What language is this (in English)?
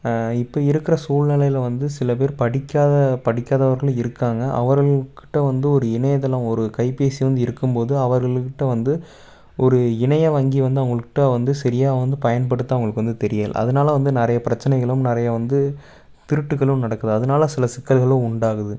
Tamil